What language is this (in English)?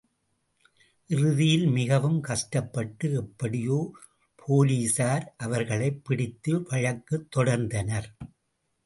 Tamil